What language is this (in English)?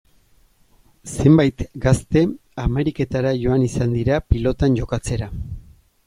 Basque